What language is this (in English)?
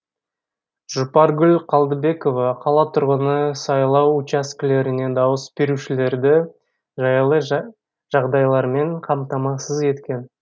Kazakh